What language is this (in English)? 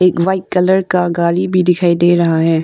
Hindi